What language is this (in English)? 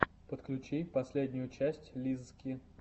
Russian